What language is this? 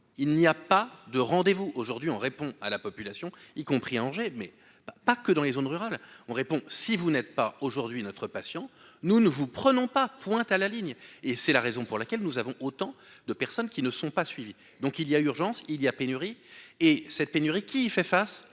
French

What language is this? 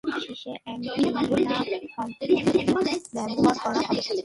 Bangla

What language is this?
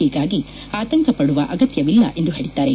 Kannada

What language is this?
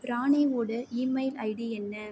Tamil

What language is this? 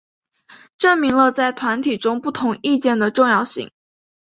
Chinese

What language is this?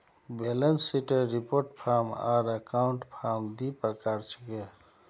Magahi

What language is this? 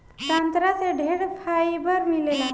Bhojpuri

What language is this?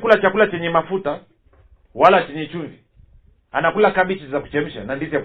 Swahili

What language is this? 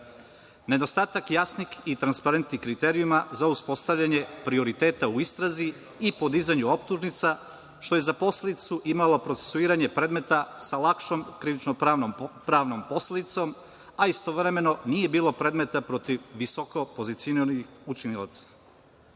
Serbian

